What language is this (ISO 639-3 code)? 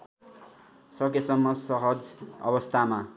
nep